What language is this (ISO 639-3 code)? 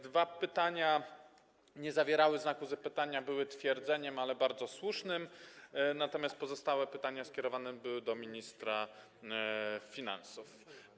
pol